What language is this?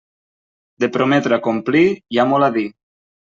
Catalan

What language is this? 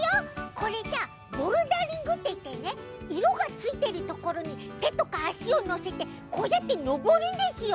Japanese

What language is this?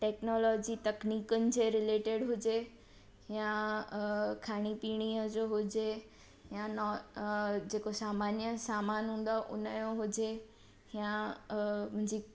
Sindhi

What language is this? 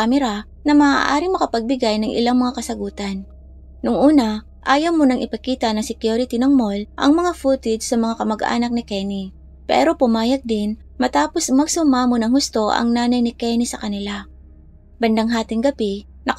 Filipino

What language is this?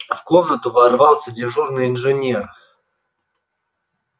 Russian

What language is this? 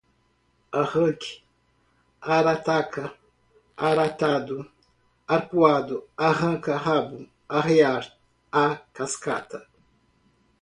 Portuguese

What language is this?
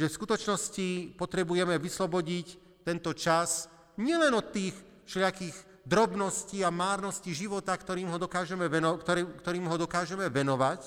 Slovak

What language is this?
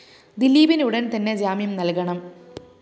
Malayalam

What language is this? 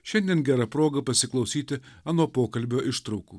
Lithuanian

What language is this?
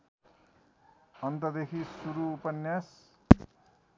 Nepali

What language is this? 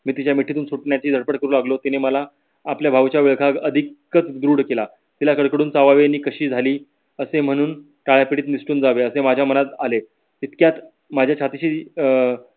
Marathi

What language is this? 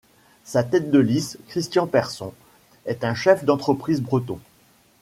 French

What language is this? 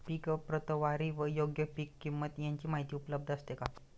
Marathi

